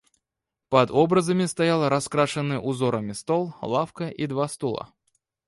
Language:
Russian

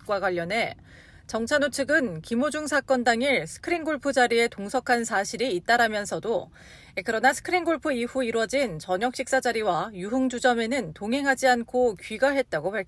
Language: Korean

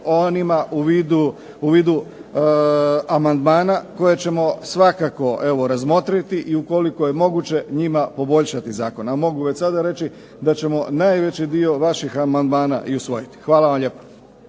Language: Croatian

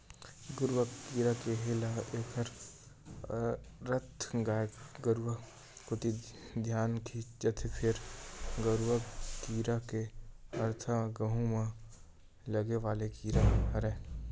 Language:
Chhattisgarhi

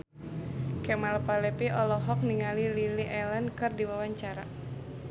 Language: Sundanese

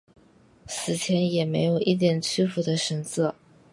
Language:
Chinese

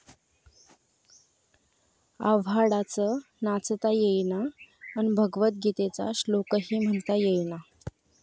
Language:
Marathi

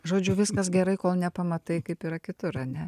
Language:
Lithuanian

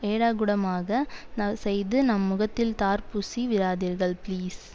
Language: Tamil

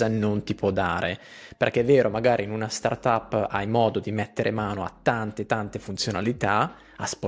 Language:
Italian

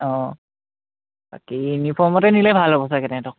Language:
Assamese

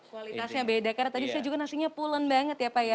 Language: Indonesian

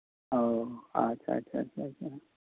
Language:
Santali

